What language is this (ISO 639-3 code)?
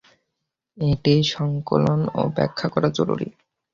ben